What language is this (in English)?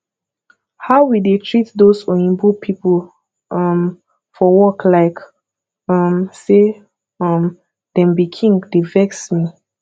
Nigerian Pidgin